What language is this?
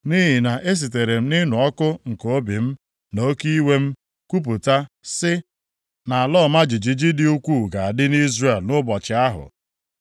Igbo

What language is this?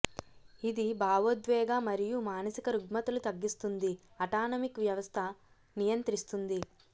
Telugu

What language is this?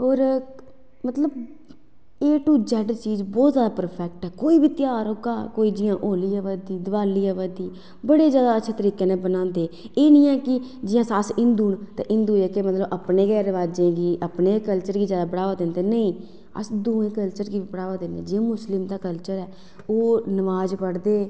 Dogri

